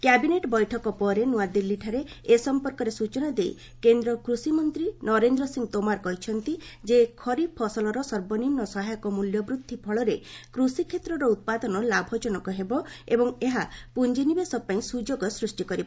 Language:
Odia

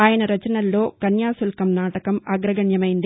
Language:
Telugu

